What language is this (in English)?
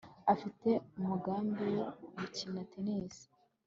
Kinyarwanda